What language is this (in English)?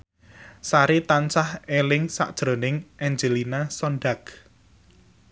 Javanese